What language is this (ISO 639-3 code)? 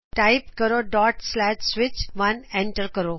pan